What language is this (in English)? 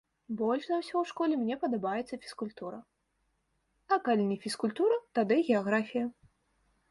Belarusian